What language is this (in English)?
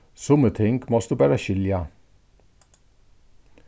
Faroese